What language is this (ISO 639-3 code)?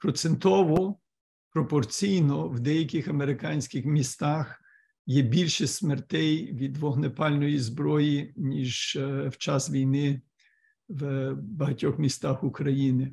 ukr